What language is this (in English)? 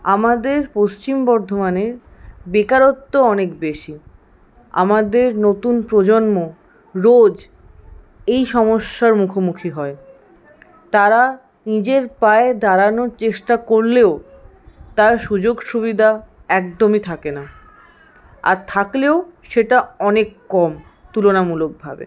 Bangla